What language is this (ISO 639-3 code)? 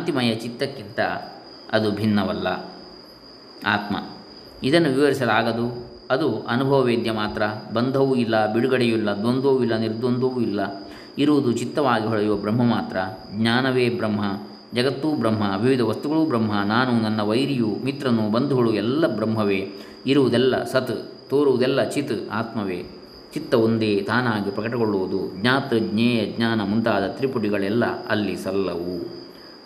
kan